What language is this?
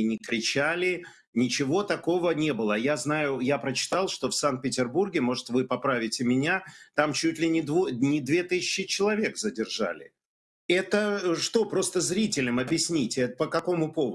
Russian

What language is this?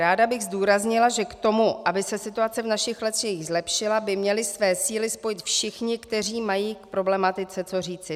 Czech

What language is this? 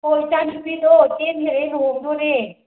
Manipuri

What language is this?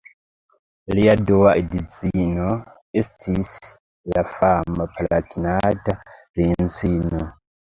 Esperanto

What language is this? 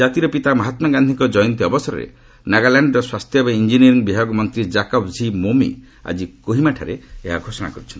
Odia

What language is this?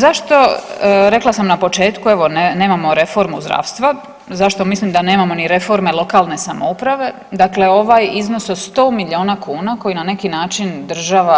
Croatian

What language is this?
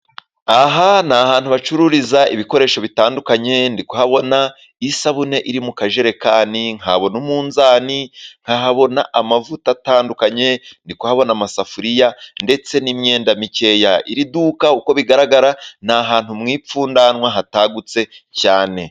Kinyarwanda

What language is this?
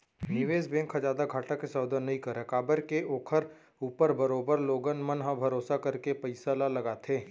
Chhattisgarhi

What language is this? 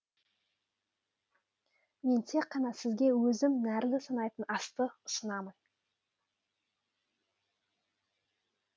Kazakh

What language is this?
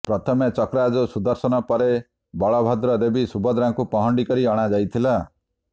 Odia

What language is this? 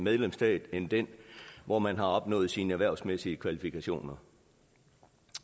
Danish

